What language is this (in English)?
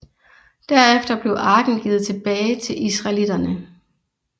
Danish